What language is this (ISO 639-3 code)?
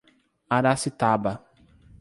por